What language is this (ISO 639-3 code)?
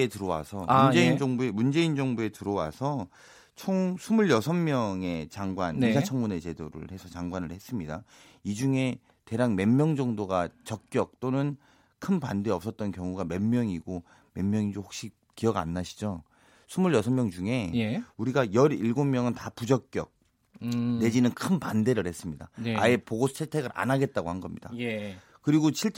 kor